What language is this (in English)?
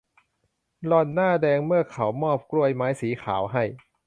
Thai